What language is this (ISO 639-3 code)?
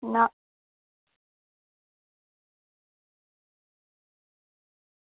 doi